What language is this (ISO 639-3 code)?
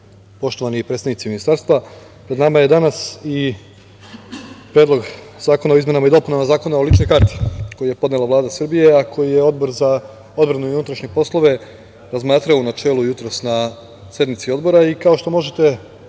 srp